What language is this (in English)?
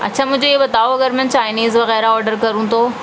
Urdu